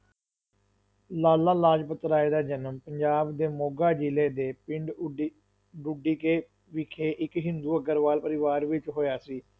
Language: Punjabi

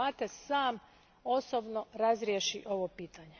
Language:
Croatian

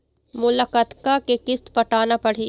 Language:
Chhattisgarhi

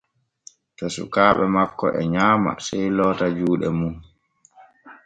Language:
Borgu Fulfulde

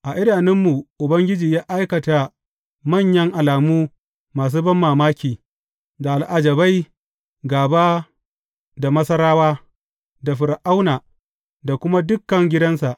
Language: Hausa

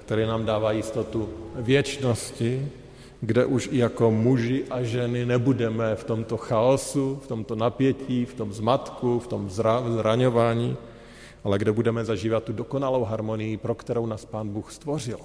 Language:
Czech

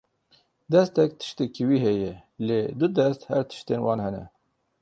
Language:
Kurdish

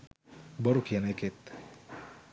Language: Sinhala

